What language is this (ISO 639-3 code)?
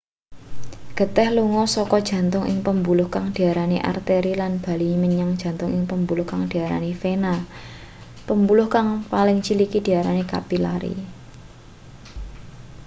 jav